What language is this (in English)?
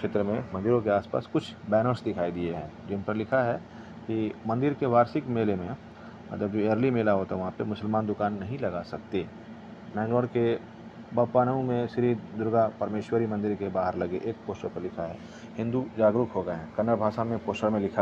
Hindi